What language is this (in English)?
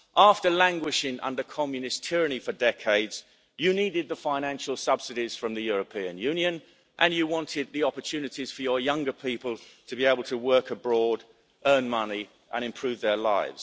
English